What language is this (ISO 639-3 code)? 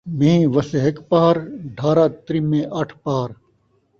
skr